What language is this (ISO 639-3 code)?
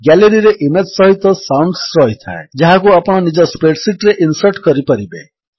ori